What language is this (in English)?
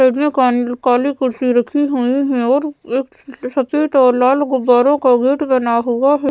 Hindi